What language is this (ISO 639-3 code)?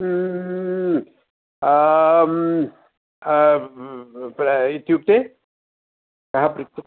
san